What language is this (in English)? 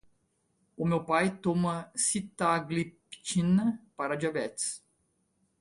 Portuguese